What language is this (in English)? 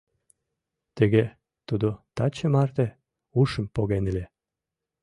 Mari